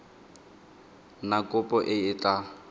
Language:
Tswana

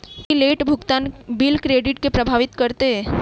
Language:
Maithili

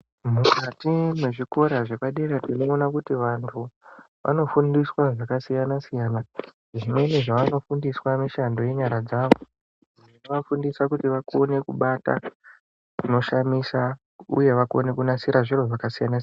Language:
Ndau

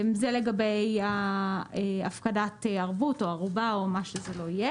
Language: Hebrew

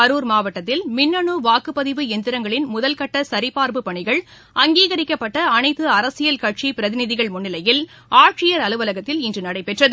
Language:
Tamil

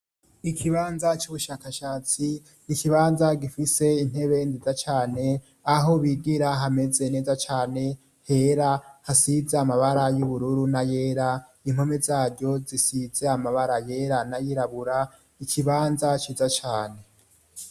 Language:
Rundi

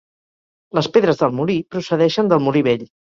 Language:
Catalan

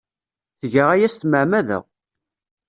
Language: Kabyle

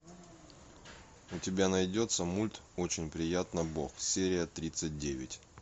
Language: Russian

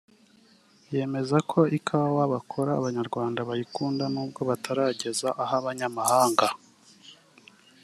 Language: Kinyarwanda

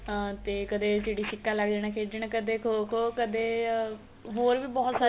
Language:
Punjabi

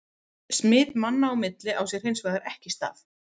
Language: Icelandic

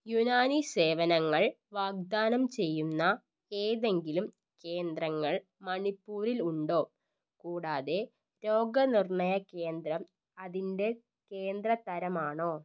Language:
Malayalam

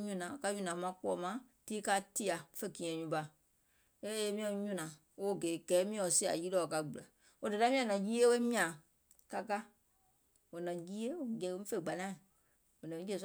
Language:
Gola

